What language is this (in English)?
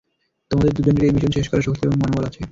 Bangla